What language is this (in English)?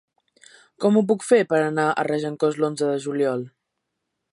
Catalan